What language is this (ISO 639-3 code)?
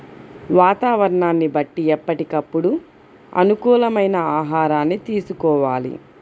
tel